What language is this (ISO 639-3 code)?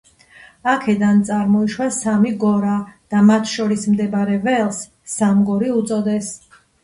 kat